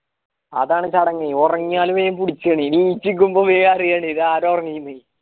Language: Malayalam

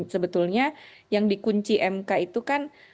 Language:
Indonesian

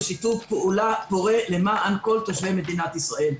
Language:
Hebrew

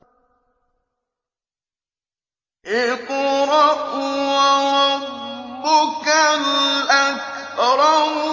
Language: Arabic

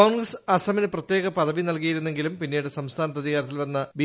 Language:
Malayalam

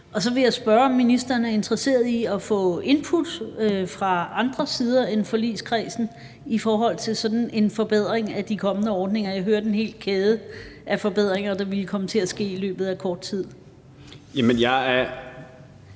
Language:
Danish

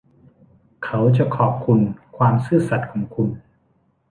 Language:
Thai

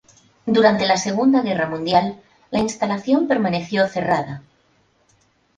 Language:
Spanish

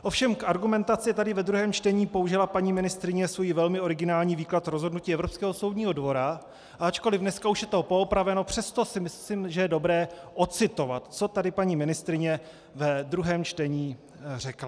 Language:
Czech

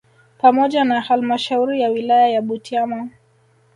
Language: Swahili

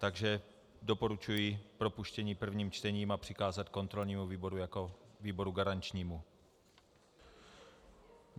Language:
Czech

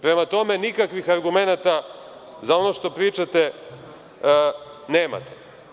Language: Serbian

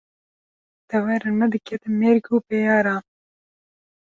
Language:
Kurdish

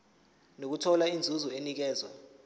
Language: Zulu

